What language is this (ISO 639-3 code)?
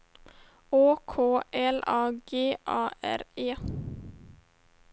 swe